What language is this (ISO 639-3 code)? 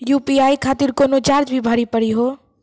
mai